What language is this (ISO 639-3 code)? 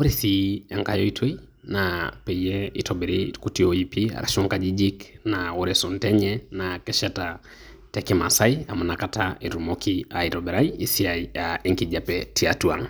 mas